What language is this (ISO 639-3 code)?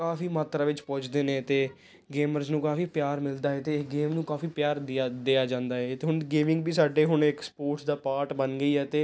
pan